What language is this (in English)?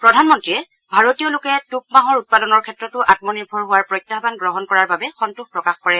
Assamese